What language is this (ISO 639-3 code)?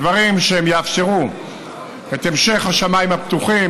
heb